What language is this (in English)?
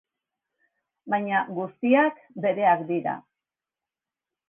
Basque